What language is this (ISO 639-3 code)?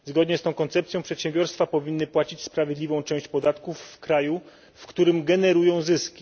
pol